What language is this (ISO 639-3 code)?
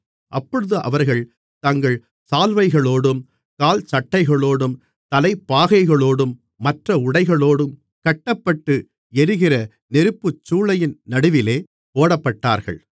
tam